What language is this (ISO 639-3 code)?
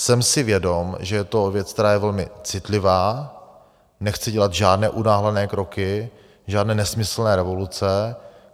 ces